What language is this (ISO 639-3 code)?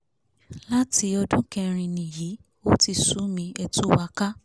yor